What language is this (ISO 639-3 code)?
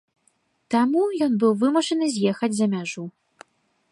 bel